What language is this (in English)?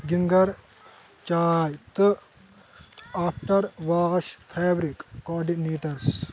Kashmiri